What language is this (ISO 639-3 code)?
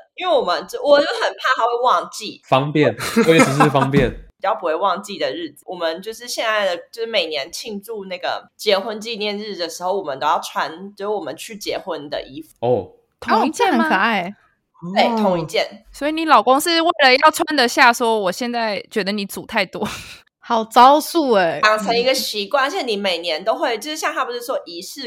zho